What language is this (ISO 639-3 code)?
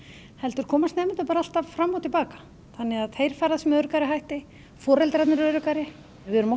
isl